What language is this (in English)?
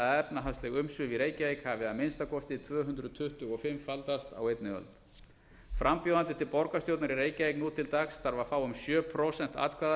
Icelandic